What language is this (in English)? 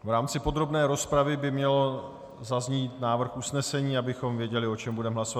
Czech